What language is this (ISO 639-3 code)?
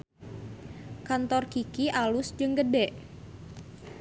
sun